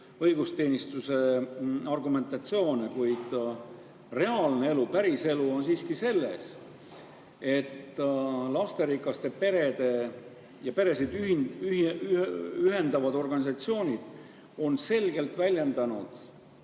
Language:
Estonian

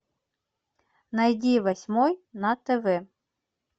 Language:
Russian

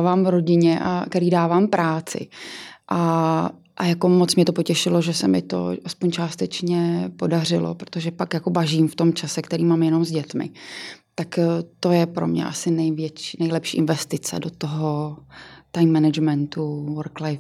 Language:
Czech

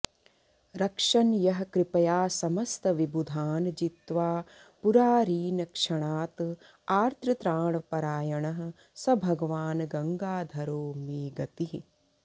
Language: Sanskrit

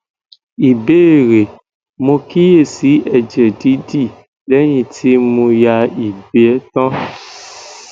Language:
Yoruba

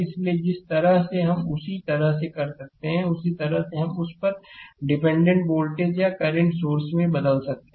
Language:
Hindi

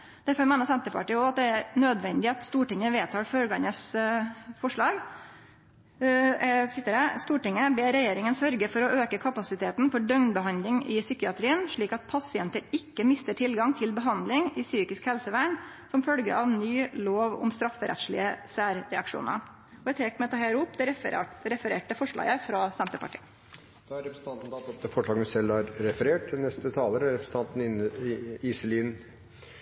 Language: Norwegian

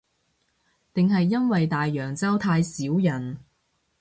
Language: Cantonese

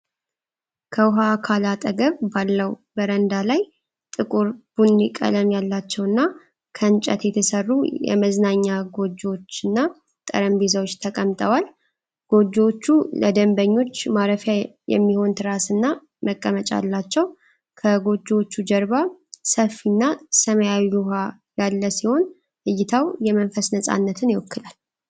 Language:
Amharic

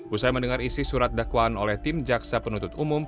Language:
Indonesian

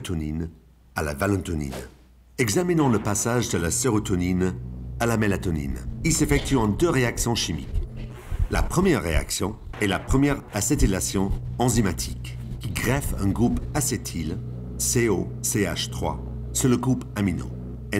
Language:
French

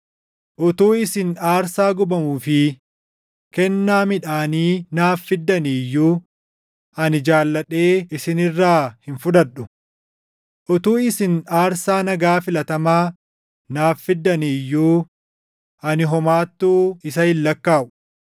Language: Oromo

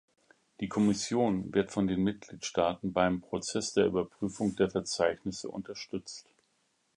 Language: German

